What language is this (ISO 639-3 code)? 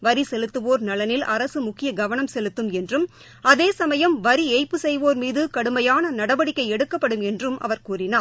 tam